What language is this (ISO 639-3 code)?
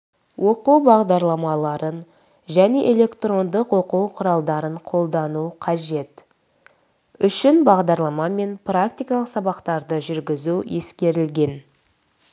kaz